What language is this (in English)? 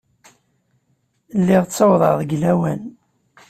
Kabyle